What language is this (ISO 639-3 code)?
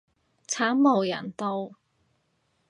yue